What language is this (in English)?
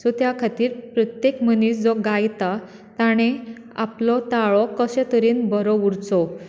Konkani